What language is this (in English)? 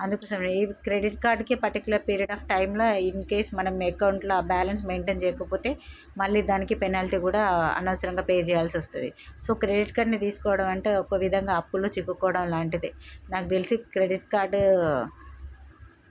Telugu